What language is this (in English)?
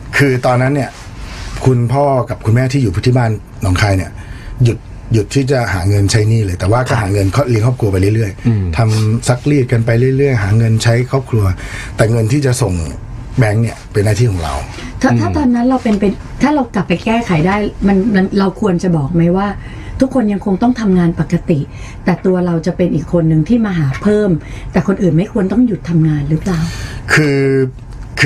Thai